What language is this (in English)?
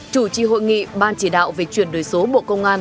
Vietnamese